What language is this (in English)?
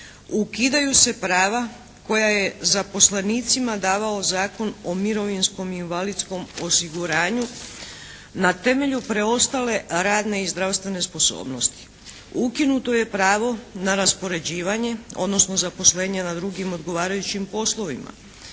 Croatian